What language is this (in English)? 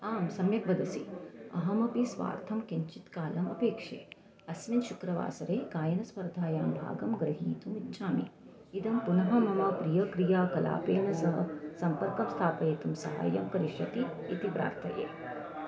Sanskrit